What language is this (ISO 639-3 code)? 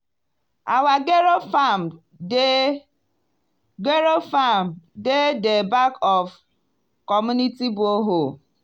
pcm